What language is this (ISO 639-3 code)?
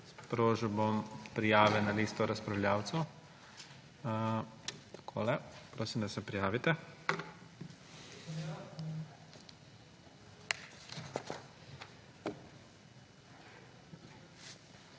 slv